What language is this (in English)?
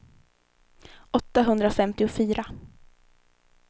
Swedish